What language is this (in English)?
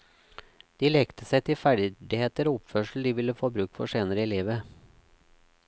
Norwegian